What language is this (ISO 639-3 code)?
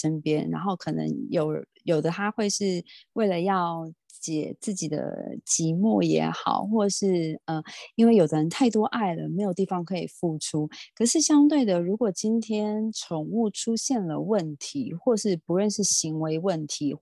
zho